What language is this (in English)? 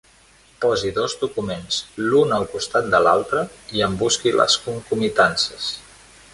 Catalan